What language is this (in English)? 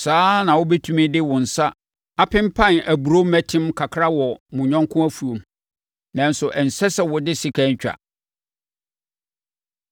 Akan